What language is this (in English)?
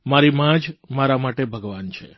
Gujarati